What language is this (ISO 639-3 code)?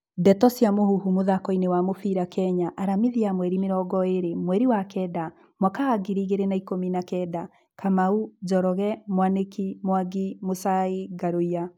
kik